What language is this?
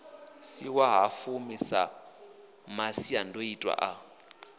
Venda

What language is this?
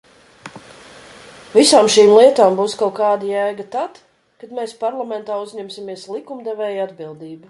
Latvian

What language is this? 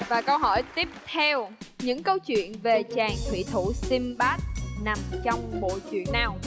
Vietnamese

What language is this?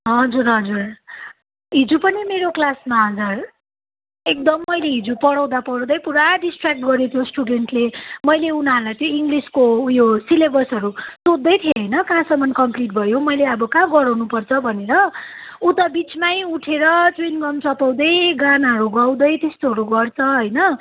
Nepali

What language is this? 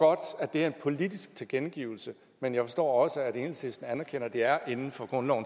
Danish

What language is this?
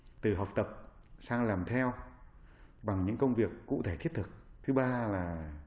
Vietnamese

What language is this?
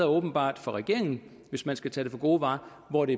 Danish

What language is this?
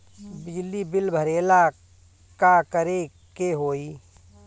Bhojpuri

